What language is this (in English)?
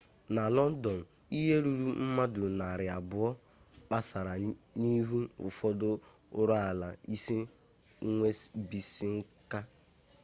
Igbo